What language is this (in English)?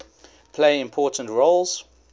English